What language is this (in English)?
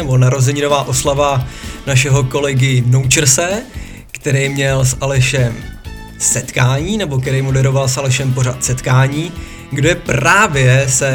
Czech